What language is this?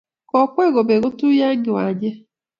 Kalenjin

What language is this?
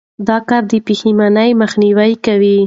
Pashto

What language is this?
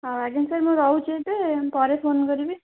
Odia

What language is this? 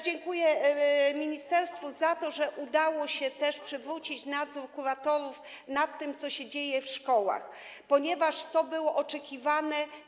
Polish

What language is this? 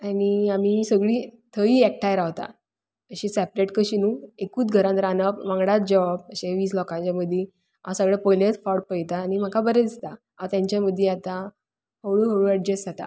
Konkani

